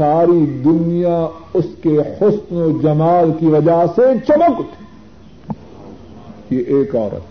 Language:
Urdu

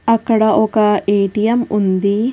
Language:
Telugu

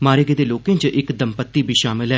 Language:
Dogri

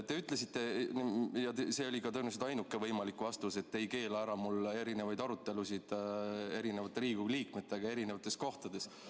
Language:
Estonian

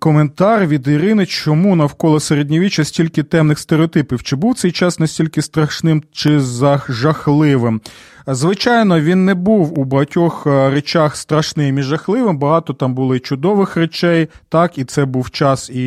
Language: Ukrainian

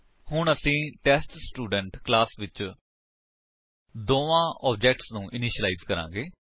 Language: Punjabi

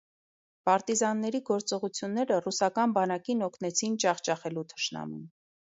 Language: Armenian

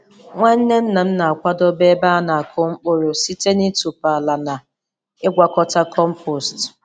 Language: Igbo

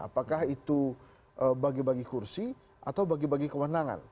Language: Indonesian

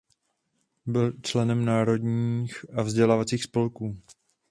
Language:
Czech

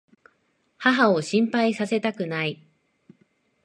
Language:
Japanese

